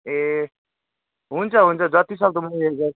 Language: Nepali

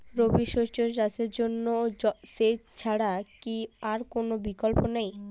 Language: Bangla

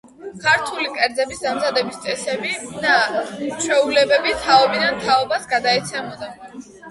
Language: Georgian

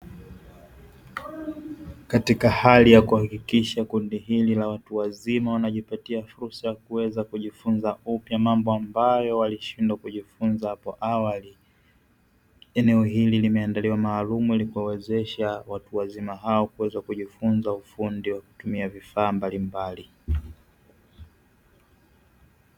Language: Swahili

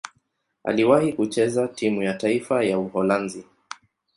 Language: Swahili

